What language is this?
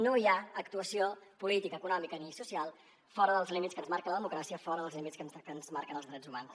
Catalan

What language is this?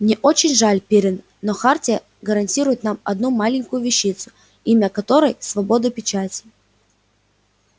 Russian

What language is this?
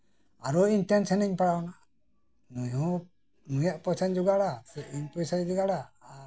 Santali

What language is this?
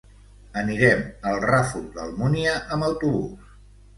Catalan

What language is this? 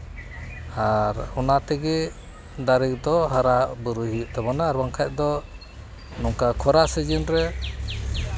Santali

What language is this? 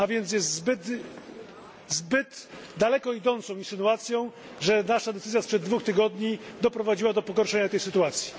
Polish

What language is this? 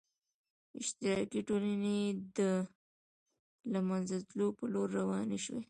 Pashto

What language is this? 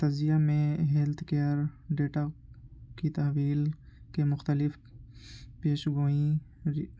Urdu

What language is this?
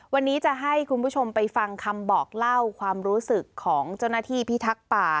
Thai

